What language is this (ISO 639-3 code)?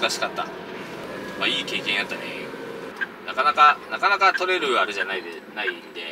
jpn